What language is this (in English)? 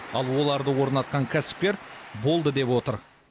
Kazakh